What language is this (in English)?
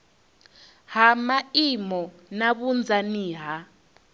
Venda